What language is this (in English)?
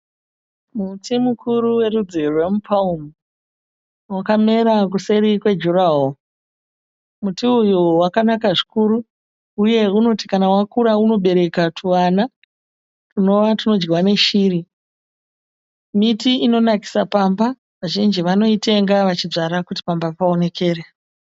Shona